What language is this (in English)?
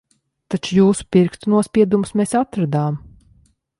Latvian